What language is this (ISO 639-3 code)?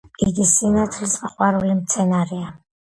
kat